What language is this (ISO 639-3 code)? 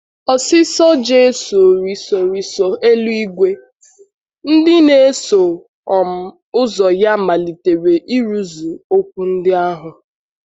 ibo